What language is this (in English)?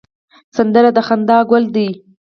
Pashto